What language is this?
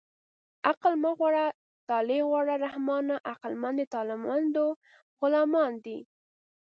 Pashto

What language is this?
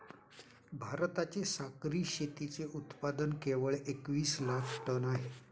Marathi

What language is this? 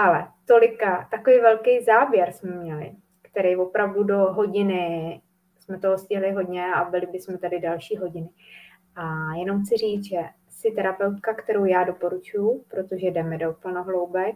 Czech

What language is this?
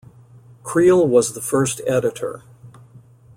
English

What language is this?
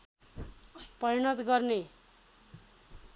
Nepali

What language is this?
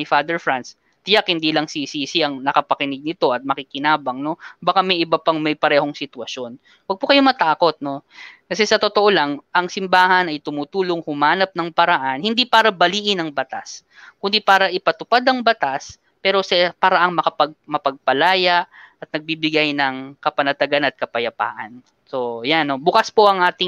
Filipino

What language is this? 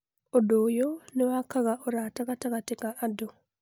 Kikuyu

